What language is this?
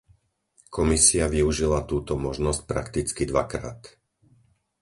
Slovak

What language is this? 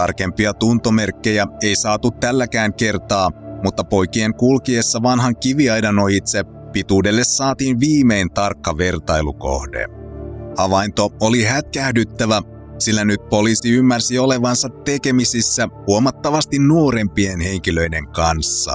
Finnish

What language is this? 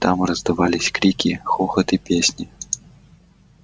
Russian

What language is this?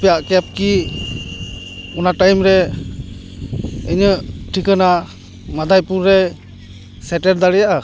Santali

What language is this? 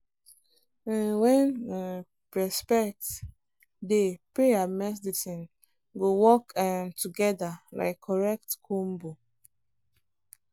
Nigerian Pidgin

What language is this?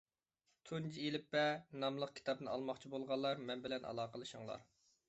Uyghur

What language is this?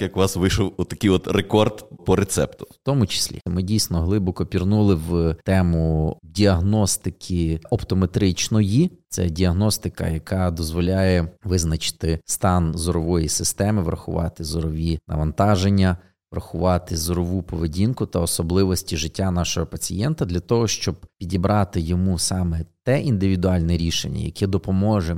Ukrainian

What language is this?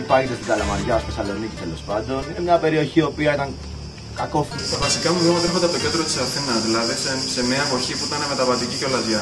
Greek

